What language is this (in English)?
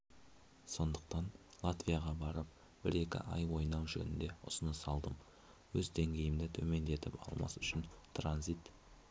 Kazakh